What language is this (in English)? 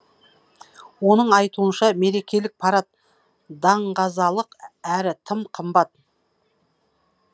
Kazakh